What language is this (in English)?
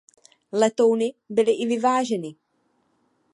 Czech